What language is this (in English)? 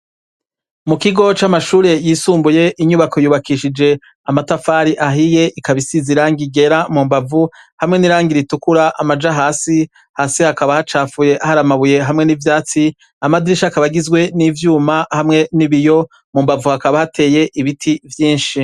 Rundi